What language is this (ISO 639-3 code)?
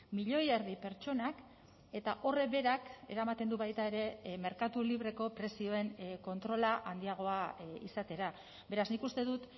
eus